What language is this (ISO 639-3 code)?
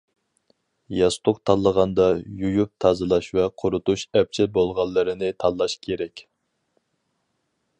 uig